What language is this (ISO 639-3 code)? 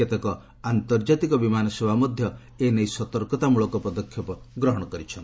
ori